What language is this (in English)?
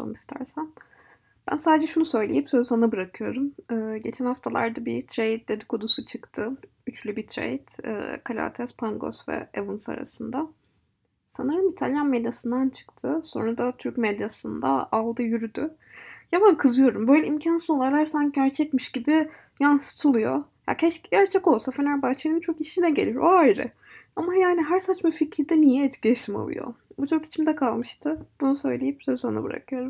Turkish